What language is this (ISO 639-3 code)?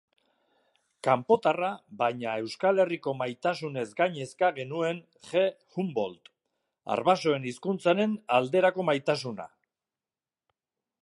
eus